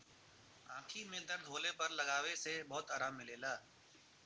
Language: Bhojpuri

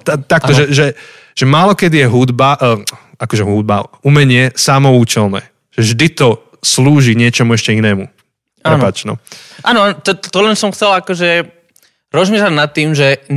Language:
Slovak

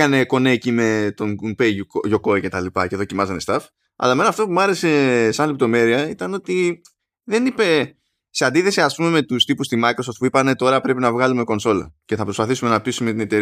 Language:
Greek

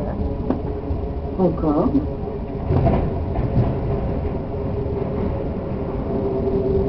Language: Spanish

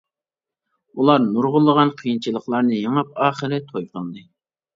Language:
Uyghur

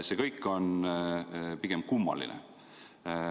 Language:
Estonian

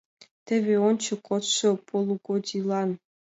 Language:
Mari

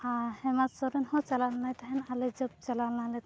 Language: Santali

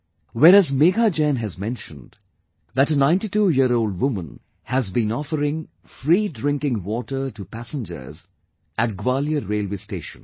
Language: English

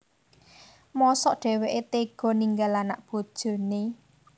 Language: Javanese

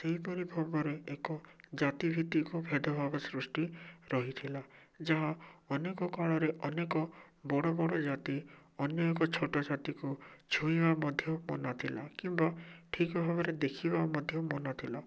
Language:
Odia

